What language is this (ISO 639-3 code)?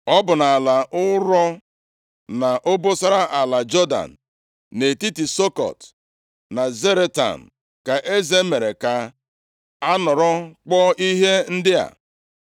ibo